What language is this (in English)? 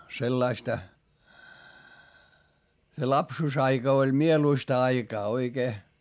Finnish